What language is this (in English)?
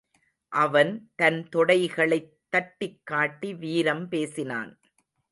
Tamil